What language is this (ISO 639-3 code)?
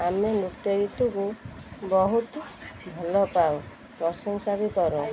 ori